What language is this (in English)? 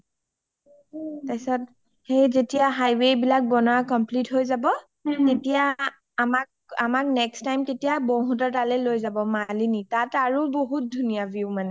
Assamese